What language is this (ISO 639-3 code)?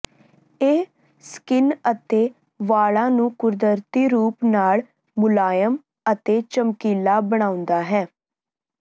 pan